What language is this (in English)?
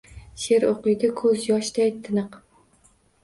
Uzbek